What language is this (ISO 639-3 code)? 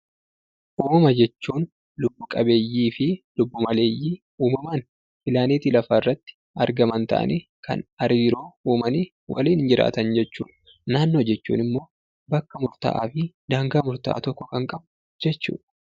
orm